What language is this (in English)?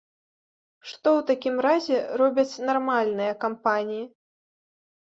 Belarusian